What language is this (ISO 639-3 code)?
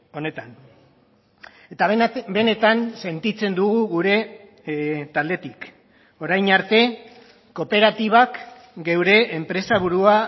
eus